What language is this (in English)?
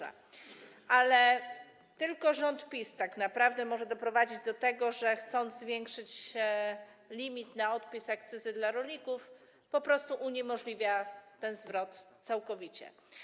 Polish